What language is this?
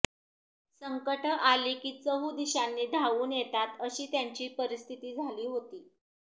Marathi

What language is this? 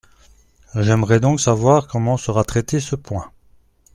French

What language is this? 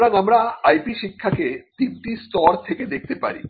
Bangla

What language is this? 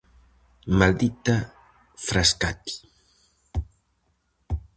Galician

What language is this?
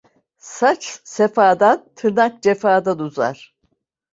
Turkish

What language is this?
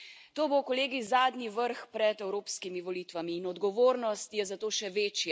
Slovenian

